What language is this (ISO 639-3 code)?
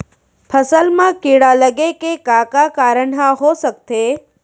hne